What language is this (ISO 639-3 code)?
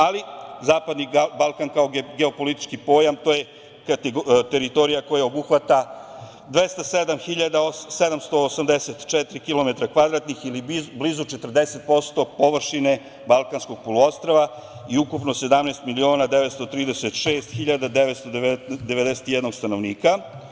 srp